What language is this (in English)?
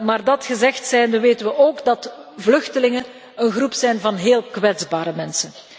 Dutch